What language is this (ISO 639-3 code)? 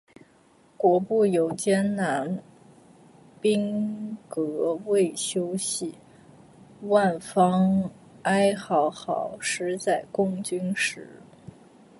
zho